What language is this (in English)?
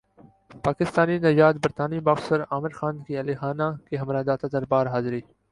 Urdu